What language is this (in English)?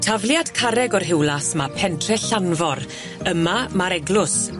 Welsh